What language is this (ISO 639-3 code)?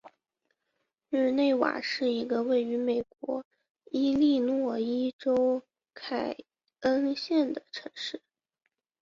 zho